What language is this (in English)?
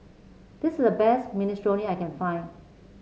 English